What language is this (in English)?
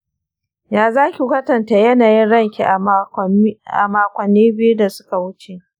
Hausa